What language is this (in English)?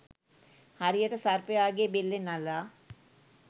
Sinhala